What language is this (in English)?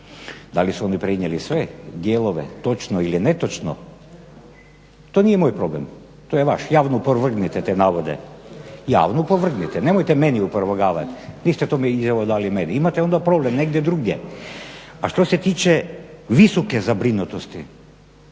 Croatian